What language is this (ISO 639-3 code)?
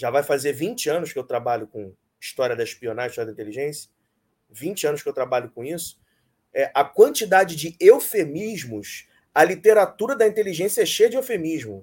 por